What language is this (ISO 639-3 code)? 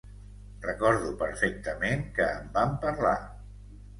cat